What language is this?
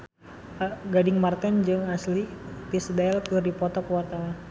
Sundanese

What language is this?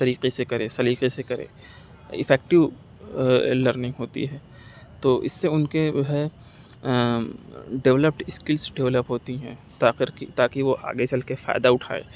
Urdu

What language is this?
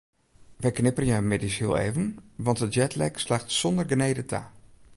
Western Frisian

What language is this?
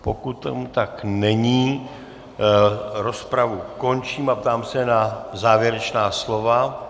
Czech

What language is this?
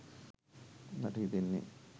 Sinhala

